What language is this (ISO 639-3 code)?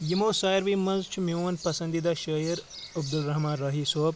kas